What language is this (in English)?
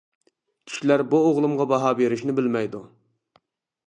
Uyghur